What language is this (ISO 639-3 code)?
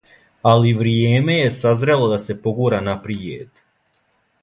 srp